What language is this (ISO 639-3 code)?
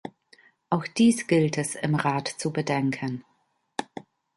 deu